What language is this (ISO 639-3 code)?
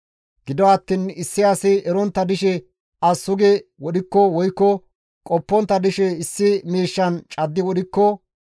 gmv